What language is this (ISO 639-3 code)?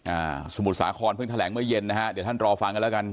tha